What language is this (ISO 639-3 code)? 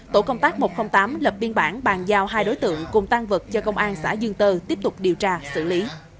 vie